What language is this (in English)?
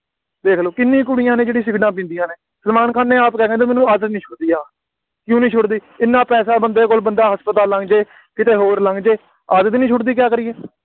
Punjabi